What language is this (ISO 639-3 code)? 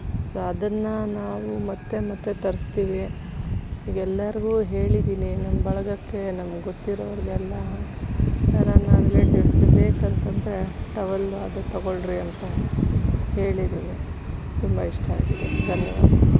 kan